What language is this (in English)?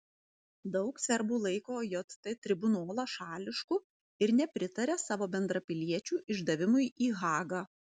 Lithuanian